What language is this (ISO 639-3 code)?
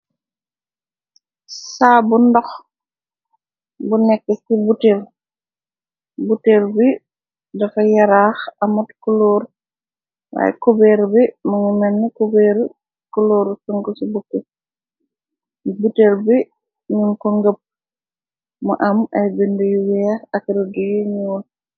wol